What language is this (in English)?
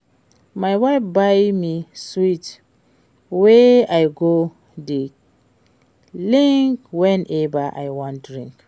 Nigerian Pidgin